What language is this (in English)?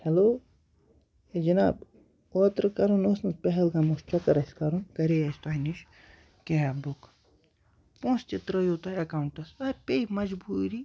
Kashmiri